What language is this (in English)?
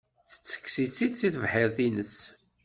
Kabyle